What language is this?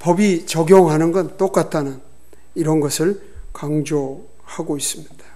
Korean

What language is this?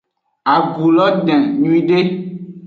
Aja (Benin)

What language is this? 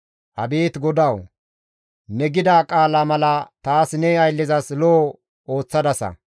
Gamo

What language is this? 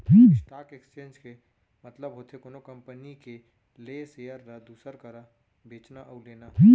Chhattisgarhi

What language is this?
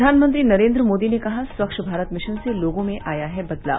Hindi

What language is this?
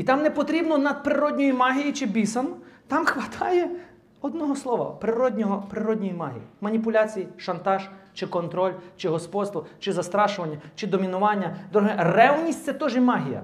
Ukrainian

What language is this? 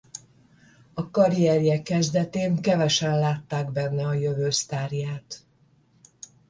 Hungarian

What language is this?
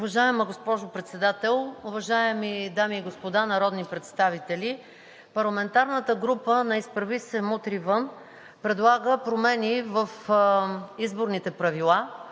Bulgarian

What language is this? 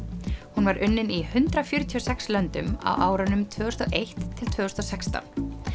Icelandic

